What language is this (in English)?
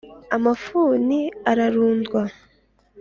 Kinyarwanda